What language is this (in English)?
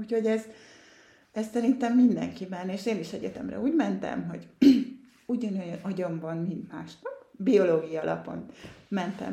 Hungarian